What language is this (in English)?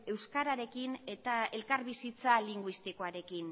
Basque